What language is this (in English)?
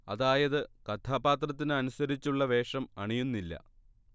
Malayalam